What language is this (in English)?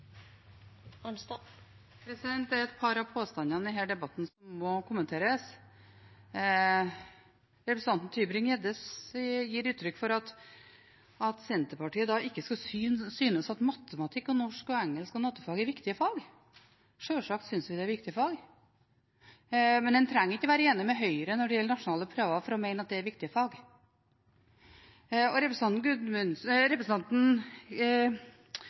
Norwegian Bokmål